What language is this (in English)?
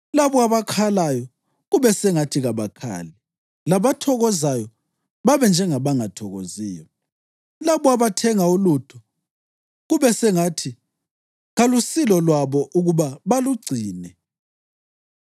North Ndebele